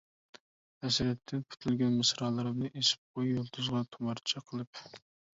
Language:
Uyghur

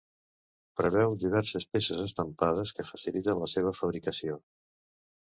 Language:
Catalan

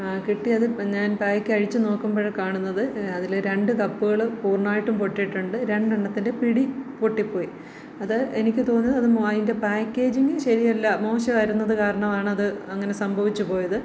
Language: Malayalam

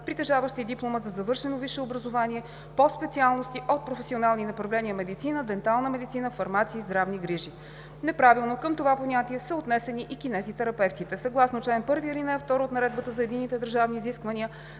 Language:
Bulgarian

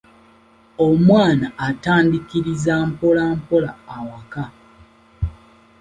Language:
Ganda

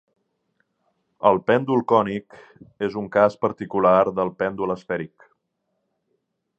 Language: Catalan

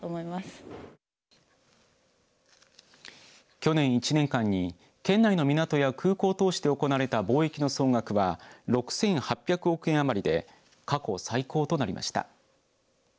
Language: Japanese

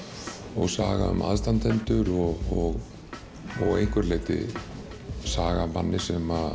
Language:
Icelandic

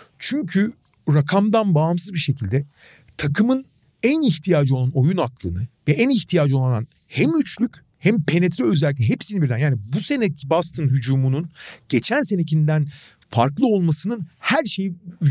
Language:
Turkish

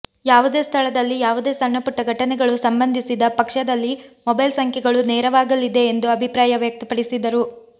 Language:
Kannada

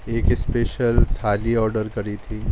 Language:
Urdu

